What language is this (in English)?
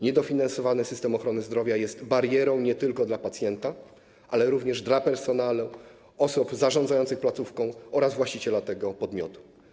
Polish